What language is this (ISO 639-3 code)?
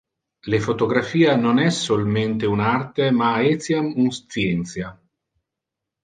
ina